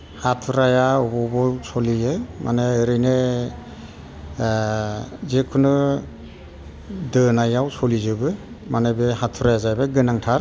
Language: Bodo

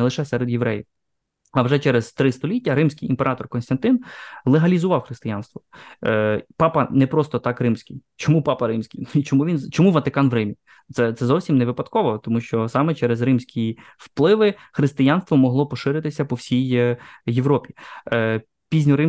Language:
Ukrainian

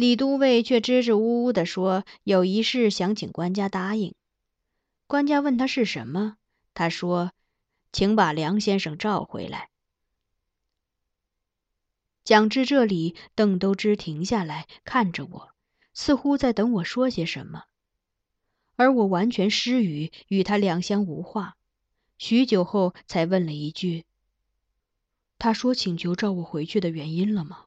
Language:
Chinese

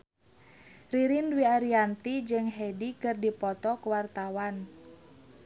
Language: Sundanese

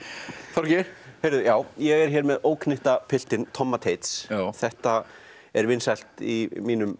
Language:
Icelandic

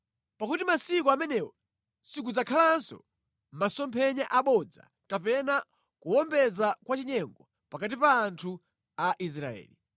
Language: Nyanja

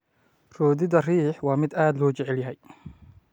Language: Somali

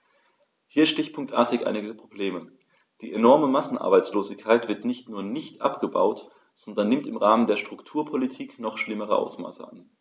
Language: German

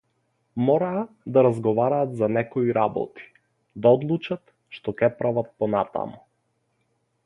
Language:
Macedonian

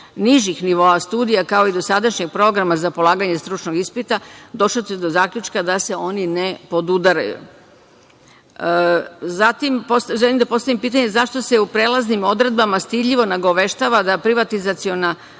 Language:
Serbian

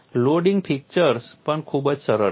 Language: Gujarati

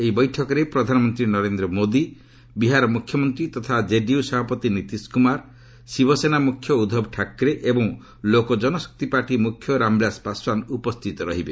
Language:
Odia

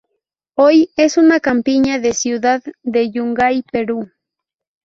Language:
Spanish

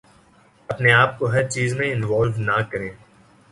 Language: Urdu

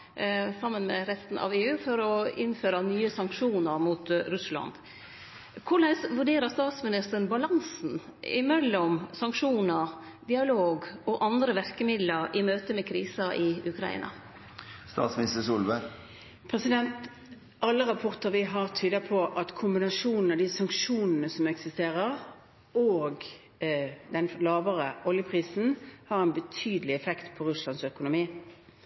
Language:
Norwegian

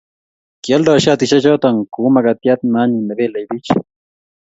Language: Kalenjin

